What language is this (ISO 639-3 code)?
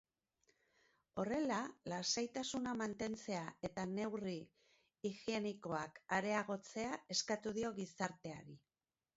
eus